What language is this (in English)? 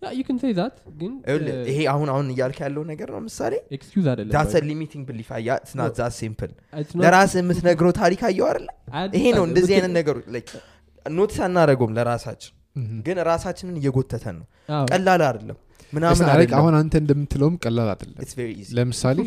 Amharic